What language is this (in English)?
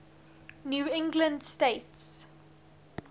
English